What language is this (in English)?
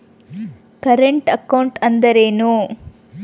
Kannada